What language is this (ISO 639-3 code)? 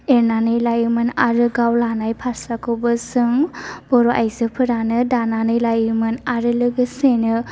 brx